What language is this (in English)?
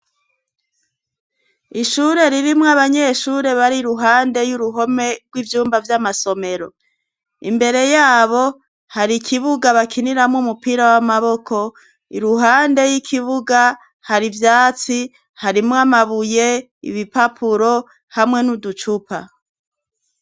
Rundi